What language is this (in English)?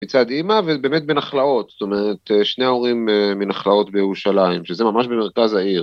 Hebrew